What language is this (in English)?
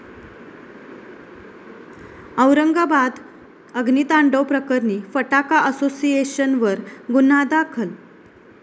Marathi